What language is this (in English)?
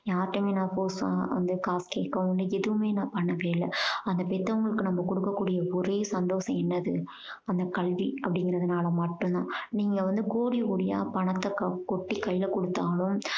Tamil